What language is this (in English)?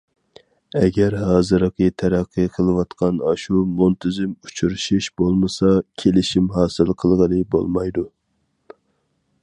Uyghur